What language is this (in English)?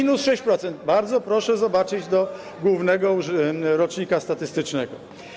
Polish